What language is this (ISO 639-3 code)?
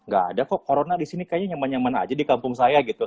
ind